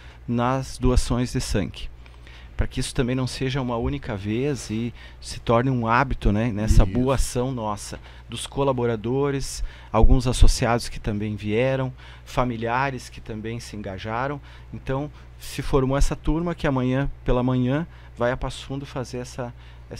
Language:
Portuguese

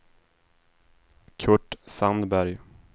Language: Swedish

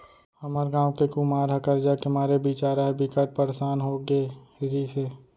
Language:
Chhattisgarhi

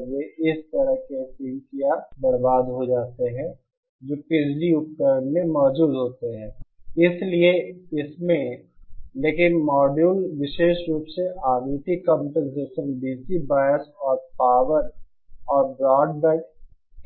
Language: Hindi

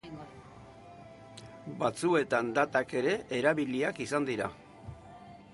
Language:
Basque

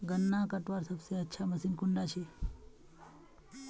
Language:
Magahi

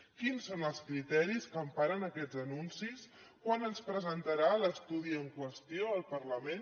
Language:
Catalan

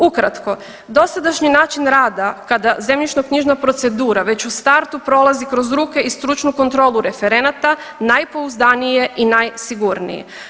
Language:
Croatian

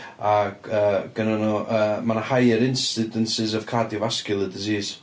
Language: Welsh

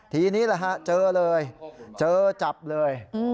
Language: Thai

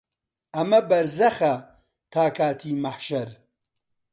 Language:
Central Kurdish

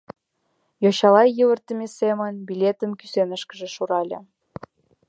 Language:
Mari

